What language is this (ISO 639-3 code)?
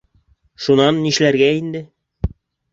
bak